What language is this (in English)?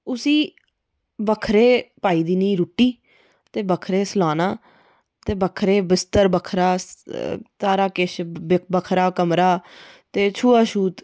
Dogri